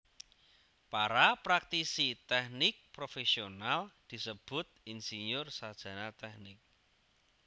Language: Javanese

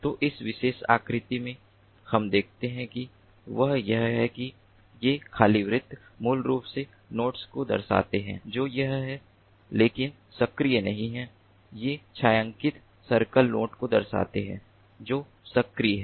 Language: Hindi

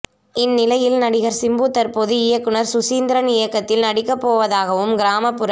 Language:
Tamil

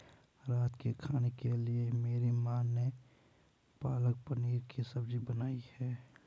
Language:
Hindi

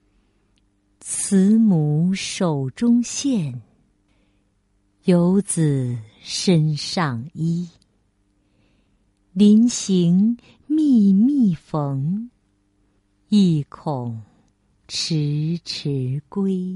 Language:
Chinese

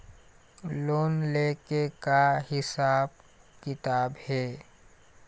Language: Chhattisgarhi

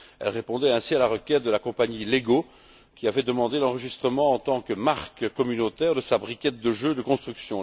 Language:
French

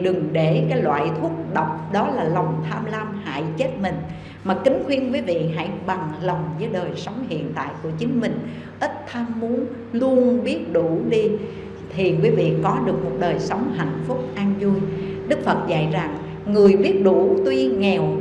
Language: Vietnamese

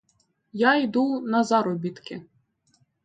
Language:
Ukrainian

